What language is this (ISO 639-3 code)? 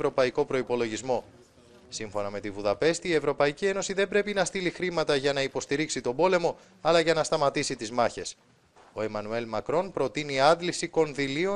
ell